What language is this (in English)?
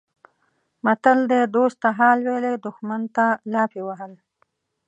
Pashto